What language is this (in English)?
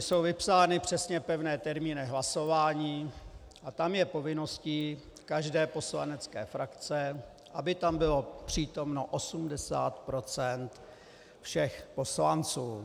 Czech